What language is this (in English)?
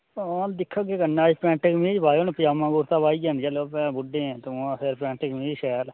Dogri